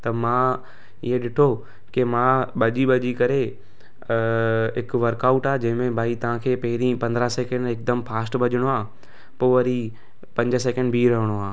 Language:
Sindhi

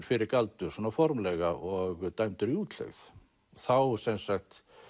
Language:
Icelandic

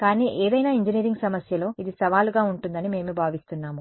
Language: Telugu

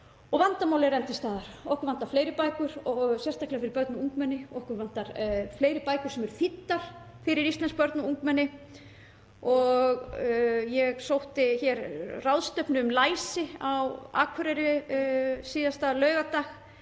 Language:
Icelandic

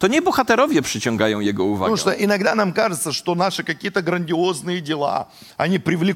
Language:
Polish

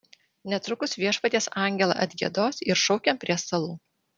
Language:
Lithuanian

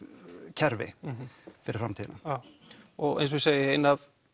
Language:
Icelandic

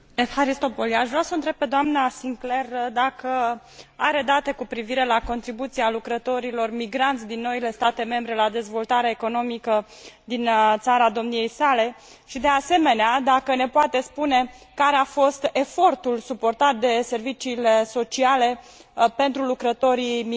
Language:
Romanian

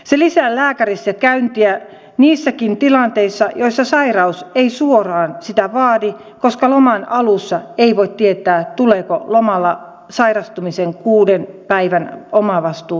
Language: Finnish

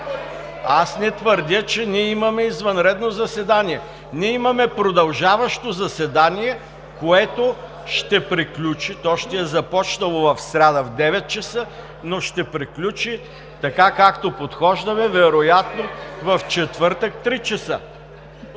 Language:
Bulgarian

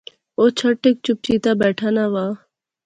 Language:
Pahari-Potwari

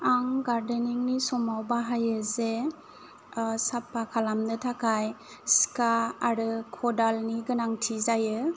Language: Bodo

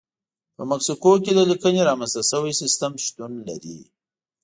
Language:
Pashto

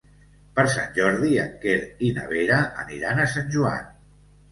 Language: Catalan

